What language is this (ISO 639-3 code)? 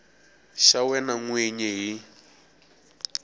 tso